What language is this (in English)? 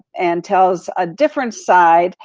English